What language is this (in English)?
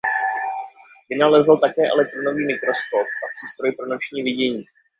Czech